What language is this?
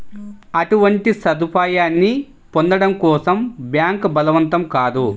Telugu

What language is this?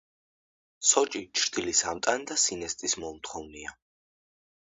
Georgian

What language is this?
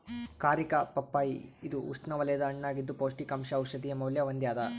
Kannada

